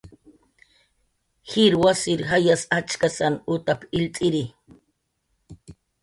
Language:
Jaqaru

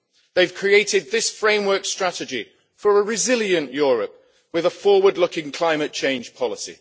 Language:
English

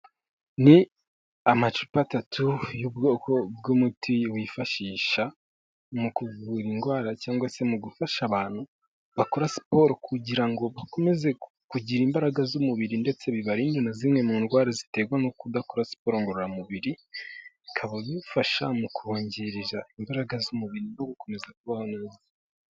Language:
Kinyarwanda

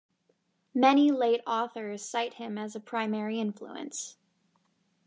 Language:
English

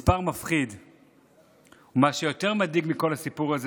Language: Hebrew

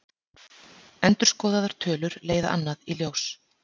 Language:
Icelandic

